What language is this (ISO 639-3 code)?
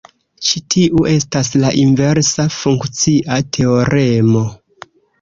epo